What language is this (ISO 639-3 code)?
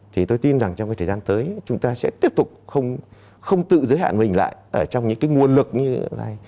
vie